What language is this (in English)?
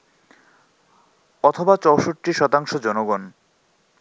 Bangla